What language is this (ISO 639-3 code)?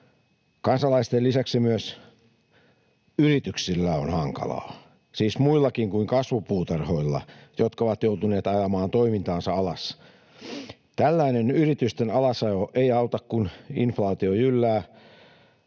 fin